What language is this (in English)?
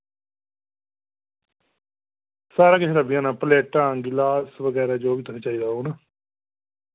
Dogri